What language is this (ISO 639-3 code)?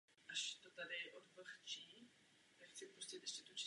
ces